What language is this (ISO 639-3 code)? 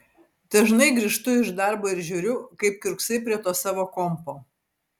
lit